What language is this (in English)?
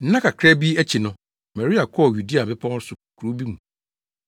Akan